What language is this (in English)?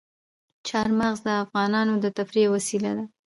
Pashto